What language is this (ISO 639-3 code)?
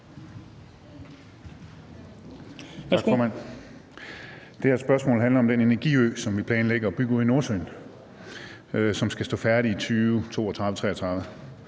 dan